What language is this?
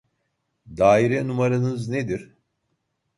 Turkish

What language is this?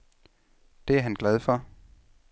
Danish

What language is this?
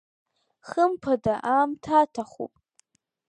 Abkhazian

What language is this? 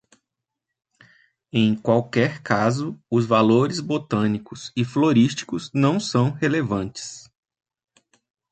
Portuguese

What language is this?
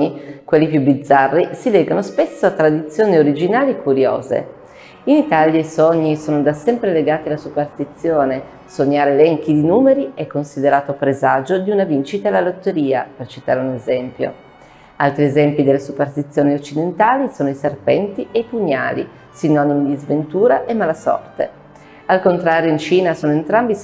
Italian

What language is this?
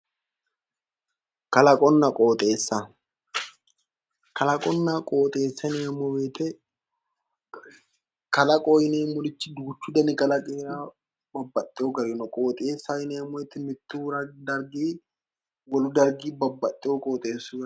Sidamo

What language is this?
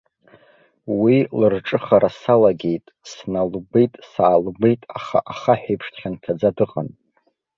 Abkhazian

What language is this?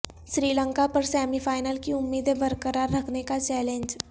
Urdu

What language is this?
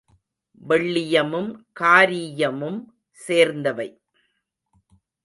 Tamil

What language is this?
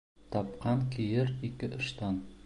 Bashkir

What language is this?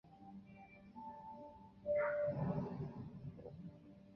Chinese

